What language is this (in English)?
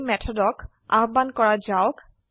Assamese